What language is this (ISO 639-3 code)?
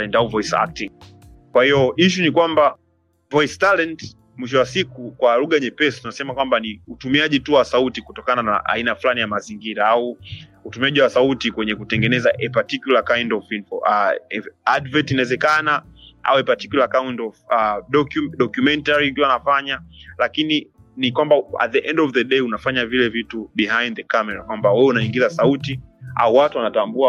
swa